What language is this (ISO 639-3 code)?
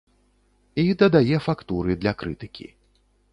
bel